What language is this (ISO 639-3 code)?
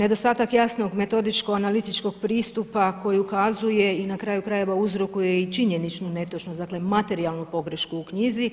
hrv